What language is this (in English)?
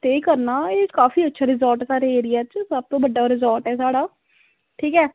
Dogri